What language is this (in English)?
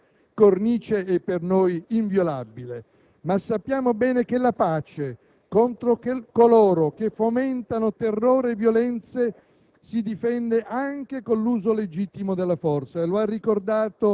Italian